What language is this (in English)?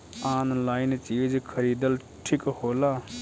Bhojpuri